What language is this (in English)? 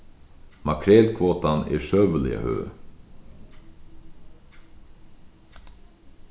Faroese